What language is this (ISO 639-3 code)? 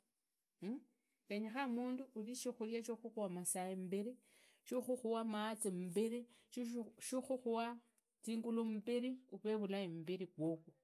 ida